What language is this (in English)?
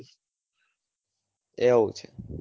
Gujarati